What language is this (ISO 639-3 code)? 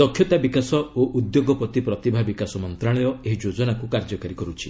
ori